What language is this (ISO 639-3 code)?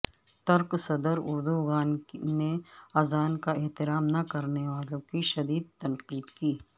urd